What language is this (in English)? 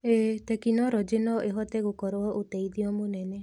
Kikuyu